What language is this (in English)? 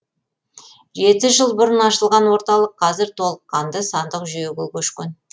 Kazakh